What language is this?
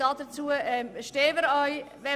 Swiss German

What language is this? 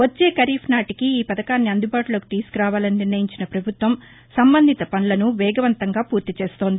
Telugu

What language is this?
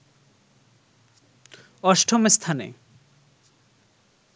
Bangla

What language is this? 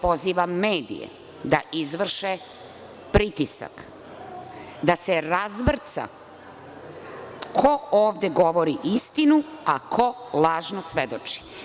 Serbian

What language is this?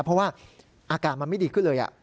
Thai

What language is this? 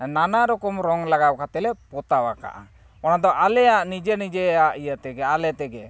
Santali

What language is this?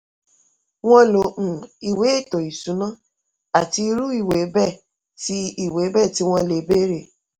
Yoruba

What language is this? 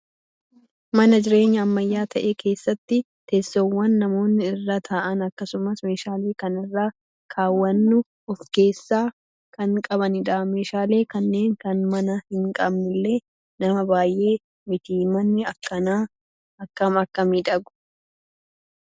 Oromo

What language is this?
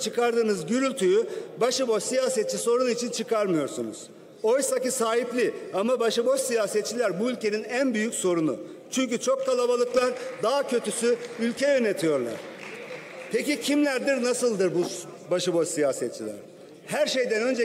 Turkish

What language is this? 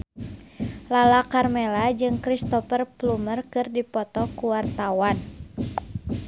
Sundanese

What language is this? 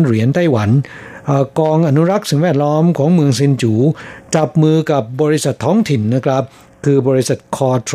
Thai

